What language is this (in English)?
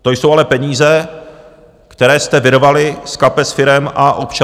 Czech